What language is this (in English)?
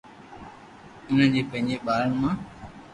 Loarki